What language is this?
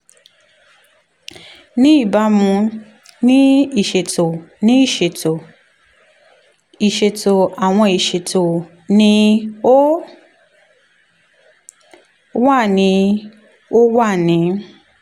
Yoruba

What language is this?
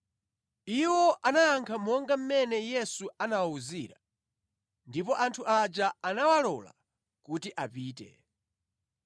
Nyanja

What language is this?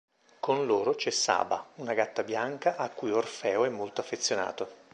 Italian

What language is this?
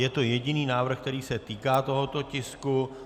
Czech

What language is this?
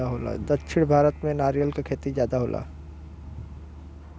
Bhojpuri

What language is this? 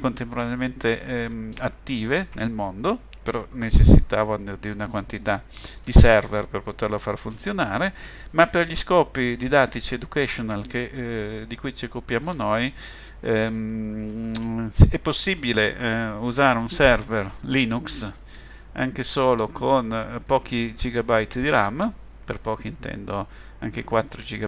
Italian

